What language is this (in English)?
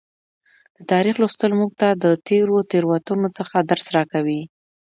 Pashto